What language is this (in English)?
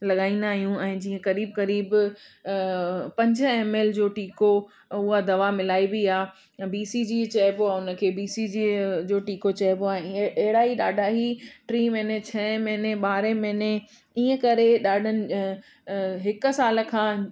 Sindhi